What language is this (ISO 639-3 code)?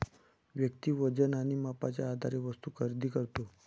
mar